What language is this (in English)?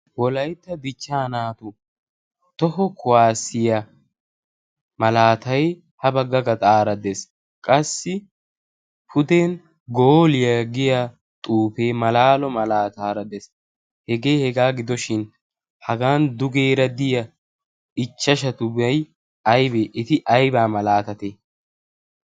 Wolaytta